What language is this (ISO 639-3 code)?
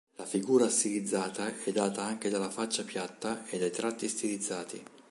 ita